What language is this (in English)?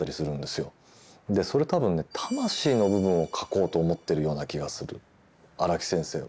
Japanese